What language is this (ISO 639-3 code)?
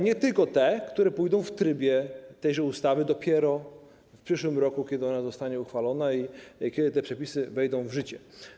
pol